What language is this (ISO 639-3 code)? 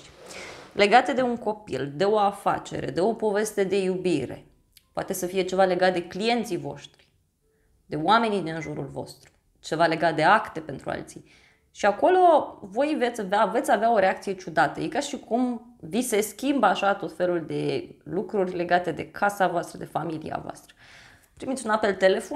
ron